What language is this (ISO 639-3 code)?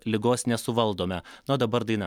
lit